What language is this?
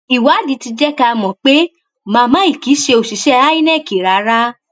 Yoruba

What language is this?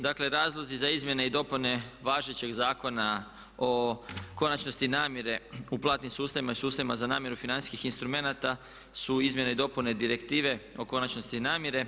Croatian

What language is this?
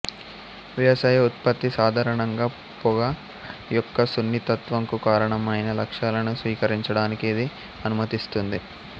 Telugu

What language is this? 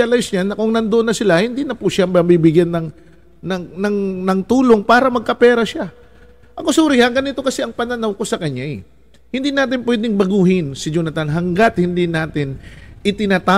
Filipino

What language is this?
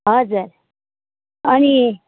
Nepali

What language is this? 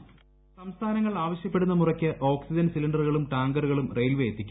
Malayalam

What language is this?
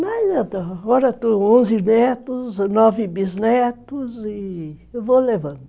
Portuguese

